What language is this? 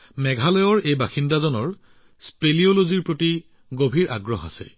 Assamese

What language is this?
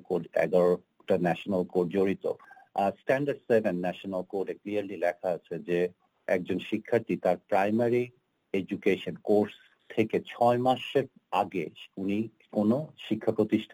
Bangla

